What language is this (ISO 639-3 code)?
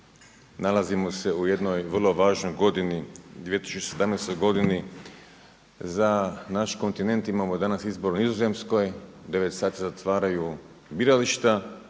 hrv